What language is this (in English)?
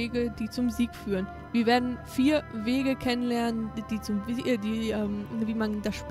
German